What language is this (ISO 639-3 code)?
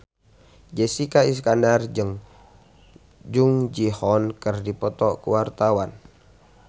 sun